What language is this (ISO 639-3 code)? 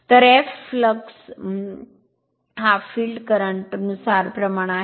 mar